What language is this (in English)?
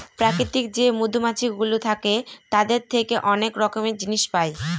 Bangla